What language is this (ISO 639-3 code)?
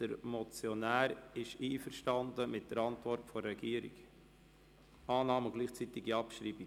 gsw